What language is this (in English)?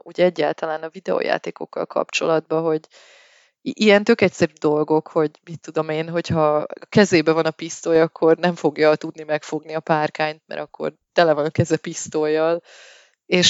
Hungarian